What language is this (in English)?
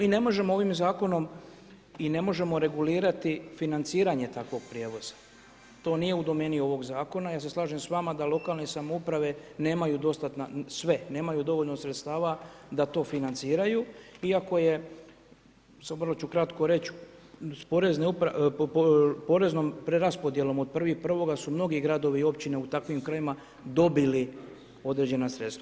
Croatian